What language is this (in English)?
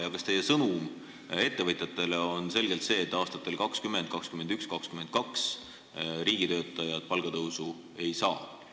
Estonian